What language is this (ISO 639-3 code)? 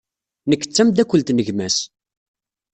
kab